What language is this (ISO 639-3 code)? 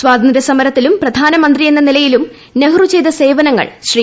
mal